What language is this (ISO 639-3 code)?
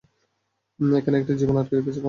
ben